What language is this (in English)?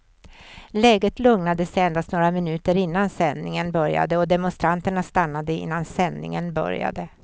Swedish